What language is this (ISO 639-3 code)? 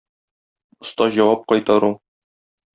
tat